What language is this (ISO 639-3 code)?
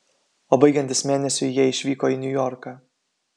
lit